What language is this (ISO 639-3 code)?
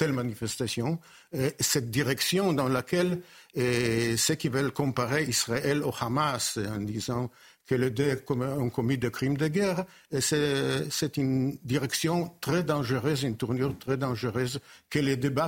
fra